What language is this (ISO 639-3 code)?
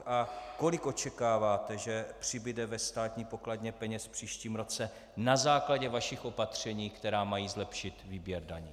ces